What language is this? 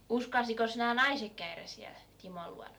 Finnish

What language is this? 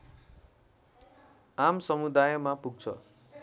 Nepali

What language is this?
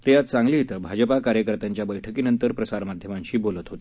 Marathi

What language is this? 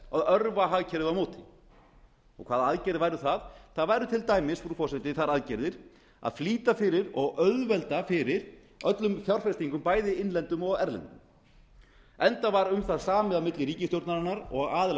Icelandic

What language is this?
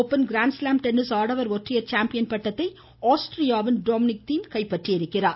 Tamil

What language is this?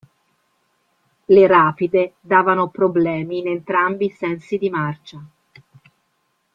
Italian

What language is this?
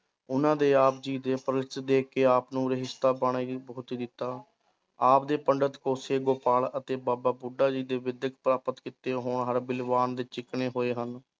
Punjabi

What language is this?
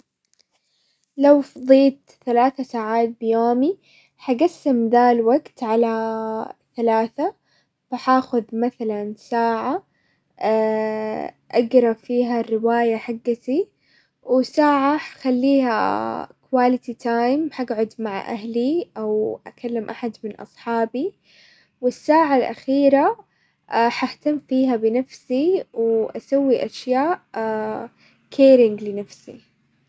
Hijazi Arabic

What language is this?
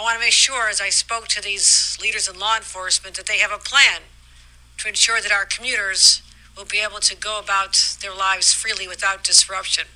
Korean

